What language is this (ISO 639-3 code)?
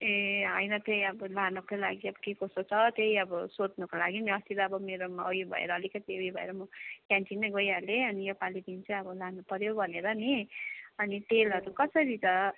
nep